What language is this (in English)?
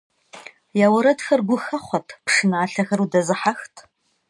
Kabardian